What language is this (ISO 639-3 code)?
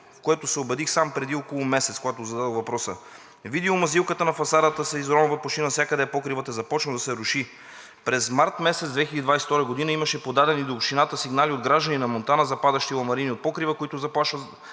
bul